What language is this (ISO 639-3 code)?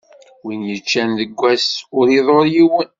kab